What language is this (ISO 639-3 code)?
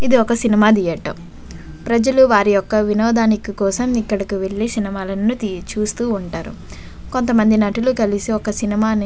tel